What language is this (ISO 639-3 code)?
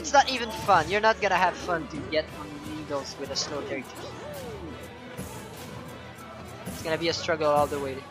eng